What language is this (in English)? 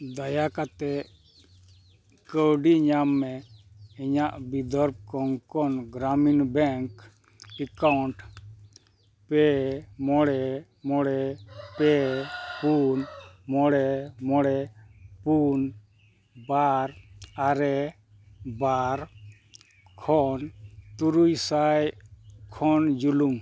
Santali